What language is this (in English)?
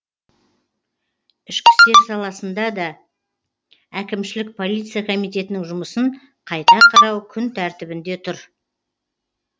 Kazakh